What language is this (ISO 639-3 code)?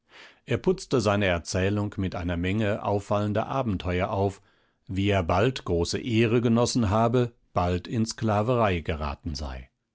deu